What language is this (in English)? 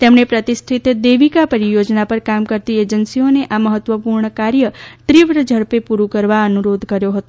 Gujarati